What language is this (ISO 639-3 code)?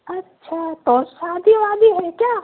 urd